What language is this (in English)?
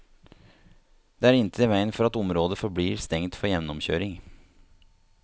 Norwegian